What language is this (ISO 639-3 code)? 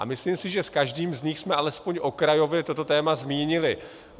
ces